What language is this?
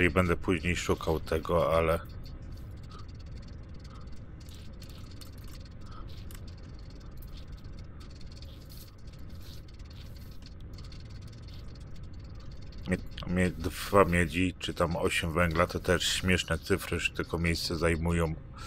Polish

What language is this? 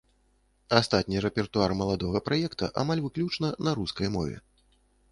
Belarusian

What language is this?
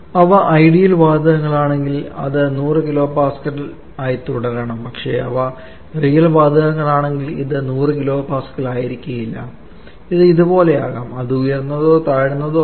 Malayalam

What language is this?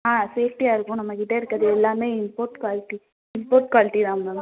Tamil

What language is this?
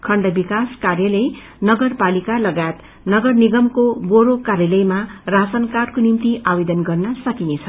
Nepali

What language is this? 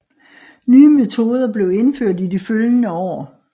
Danish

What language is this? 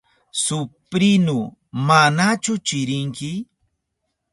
Southern Pastaza Quechua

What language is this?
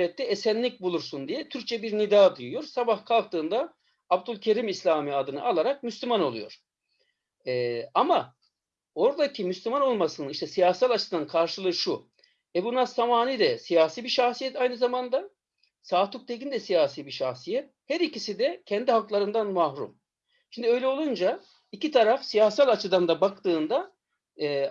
Turkish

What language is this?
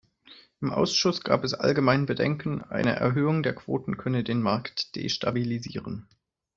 German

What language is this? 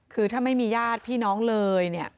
Thai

